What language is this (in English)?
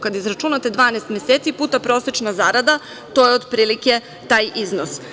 Serbian